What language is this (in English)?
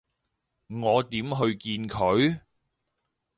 Cantonese